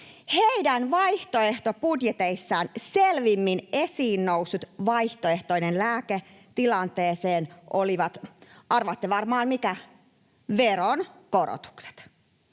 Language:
Finnish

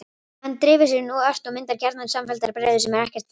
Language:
Icelandic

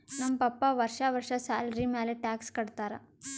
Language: Kannada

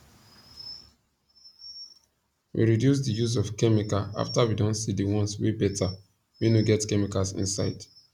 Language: Nigerian Pidgin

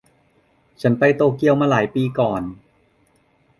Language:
Thai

